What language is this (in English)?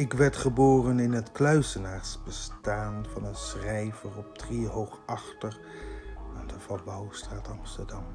Dutch